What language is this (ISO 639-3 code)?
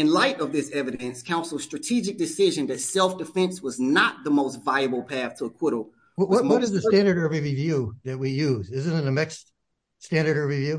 eng